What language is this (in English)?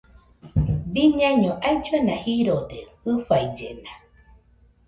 Nüpode Huitoto